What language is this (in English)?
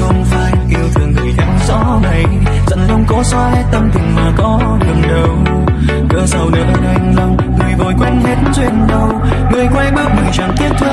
Vietnamese